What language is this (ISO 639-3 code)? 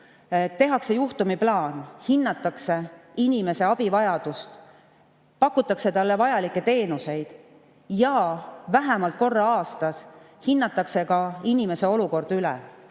est